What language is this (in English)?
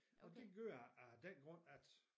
Danish